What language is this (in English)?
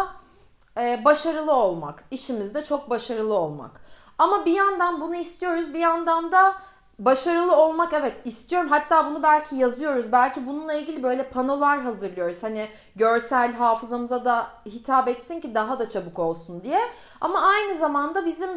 Turkish